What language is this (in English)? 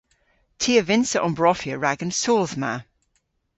Cornish